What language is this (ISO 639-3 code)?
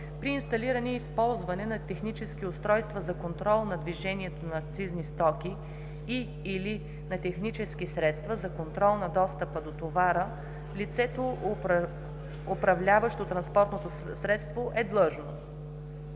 bul